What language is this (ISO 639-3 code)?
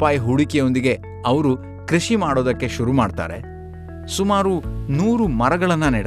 kan